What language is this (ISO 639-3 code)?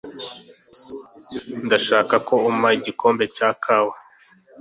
kin